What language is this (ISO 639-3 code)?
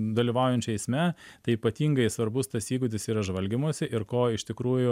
lit